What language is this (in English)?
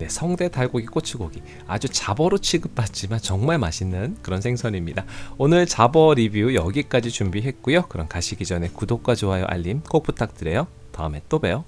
Korean